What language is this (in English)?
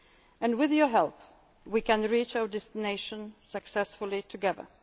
English